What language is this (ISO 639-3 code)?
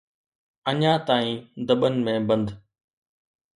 snd